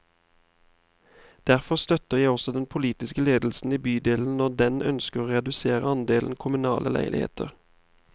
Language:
Norwegian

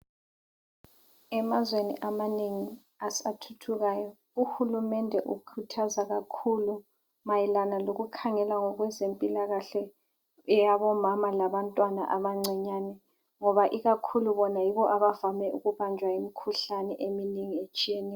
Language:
North Ndebele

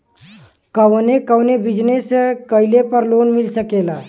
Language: Bhojpuri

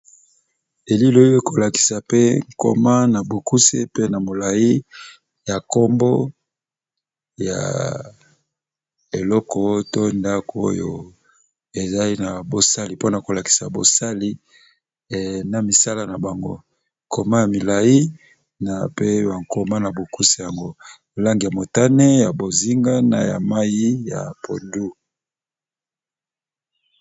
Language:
Lingala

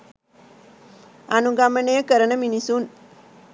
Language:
Sinhala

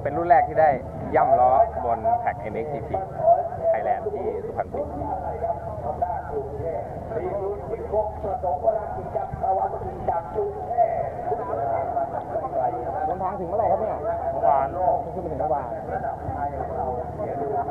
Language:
Thai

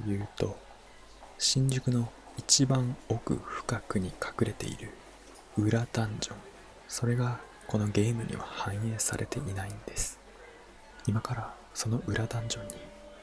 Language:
Japanese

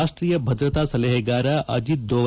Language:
Kannada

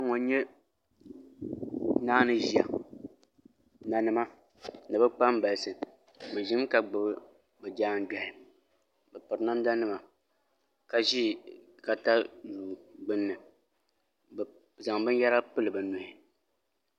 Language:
Dagbani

